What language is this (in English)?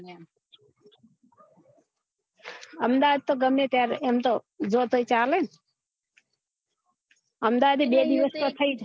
Gujarati